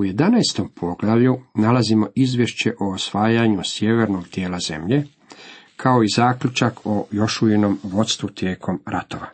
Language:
Croatian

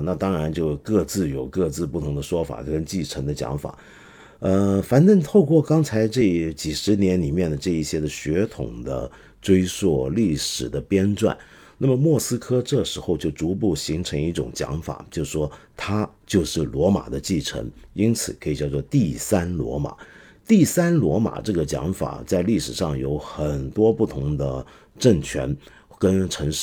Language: Chinese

